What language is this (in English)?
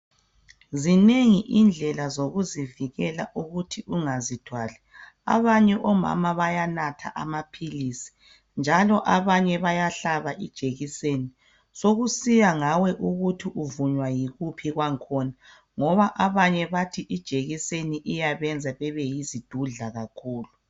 North Ndebele